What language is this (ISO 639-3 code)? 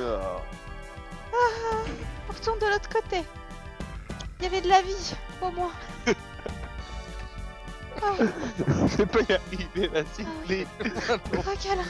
fra